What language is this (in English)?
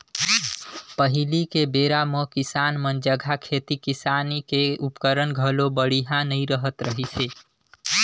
Chhattisgarhi